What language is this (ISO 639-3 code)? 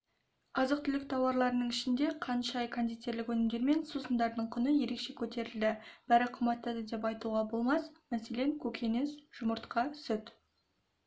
kaz